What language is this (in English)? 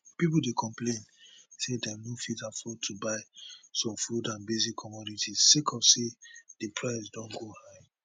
Nigerian Pidgin